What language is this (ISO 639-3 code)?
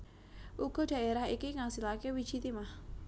jav